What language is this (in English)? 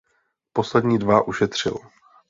Czech